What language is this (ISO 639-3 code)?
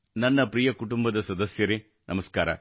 kan